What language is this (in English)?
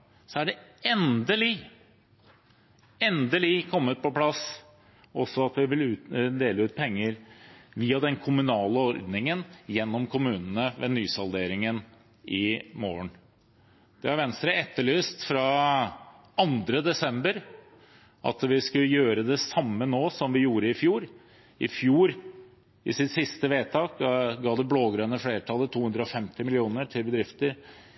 Norwegian Bokmål